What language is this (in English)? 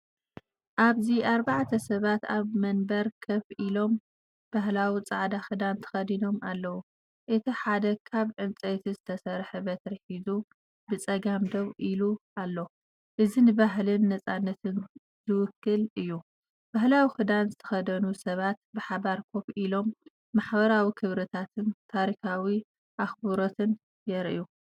Tigrinya